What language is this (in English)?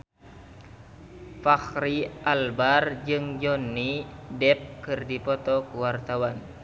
Sundanese